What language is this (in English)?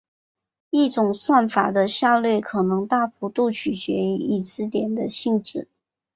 Chinese